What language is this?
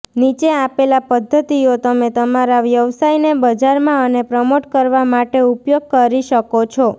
Gujarati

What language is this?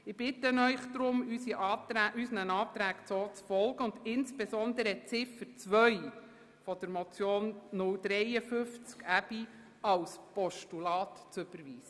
Swiss German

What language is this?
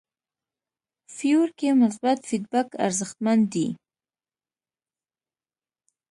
Pashto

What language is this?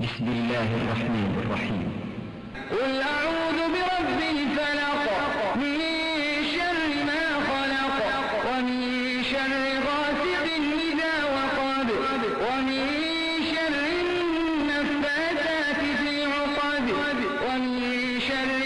Arabic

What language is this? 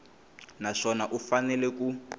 Tsonga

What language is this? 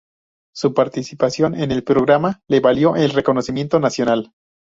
Spanish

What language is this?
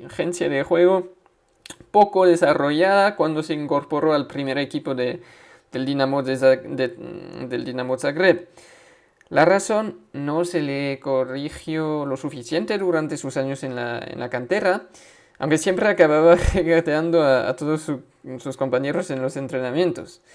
Spanish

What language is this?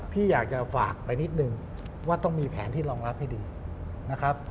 Thai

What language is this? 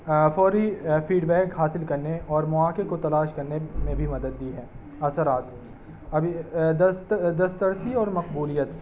Urdu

